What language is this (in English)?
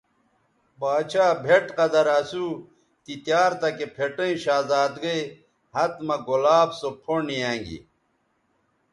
Bateri